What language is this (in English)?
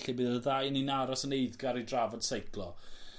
Welsh